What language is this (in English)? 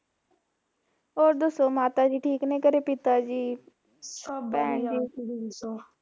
Punjabi